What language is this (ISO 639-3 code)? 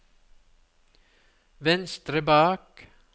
nor